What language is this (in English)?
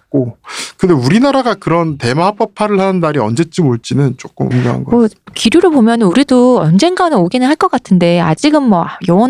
Korean